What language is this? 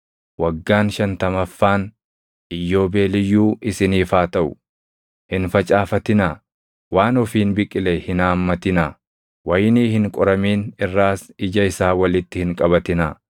Oromo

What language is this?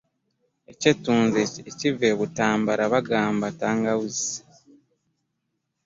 Ganda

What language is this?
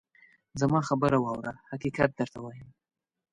Pashto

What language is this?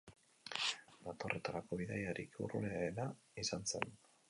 Basque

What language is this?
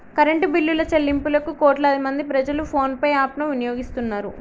Telugu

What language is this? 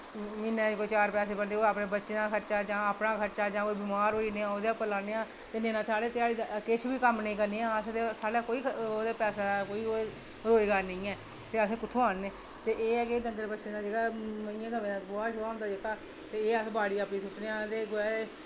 Dogri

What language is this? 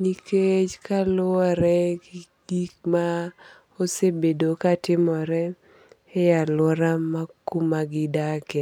Luo (Kenya and Tanzania)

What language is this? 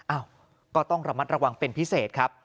Thai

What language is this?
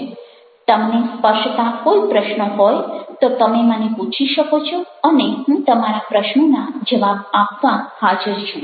Gujarati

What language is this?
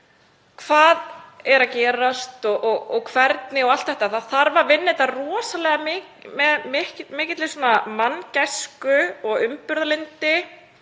Icelandic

